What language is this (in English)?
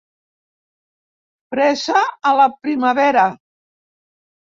Catalan